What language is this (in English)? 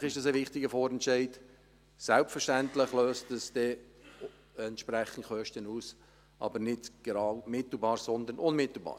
Swiss German